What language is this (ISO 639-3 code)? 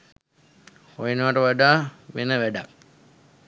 sin